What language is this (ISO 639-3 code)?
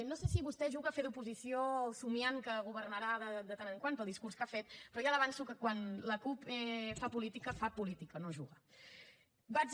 cat